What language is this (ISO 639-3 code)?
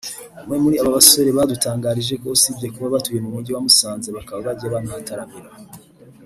kin